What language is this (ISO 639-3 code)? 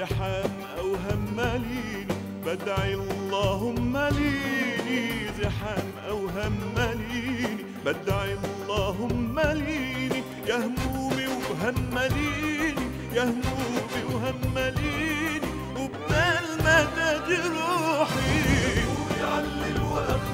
ara